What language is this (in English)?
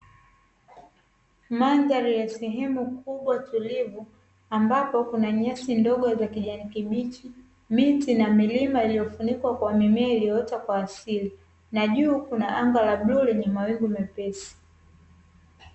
Swahili